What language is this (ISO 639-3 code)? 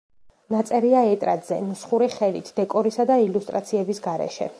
kat